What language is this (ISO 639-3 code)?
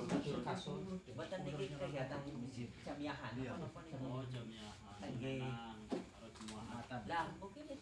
ind